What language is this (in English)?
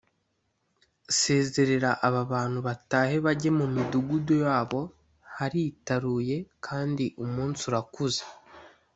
Kinyarwanda